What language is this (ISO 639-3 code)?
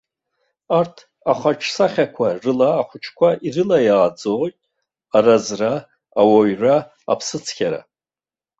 abk